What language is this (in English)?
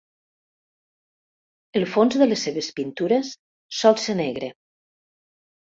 Catalan